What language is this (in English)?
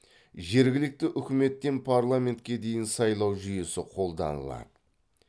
Kazakh